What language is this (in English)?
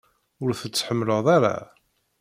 Kabyle